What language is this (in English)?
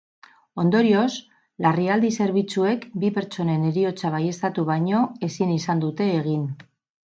Basque